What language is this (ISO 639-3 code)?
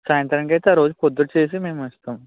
tel